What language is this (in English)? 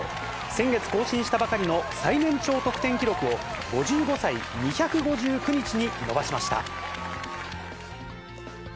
Japanese